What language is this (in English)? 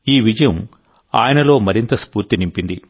Telugu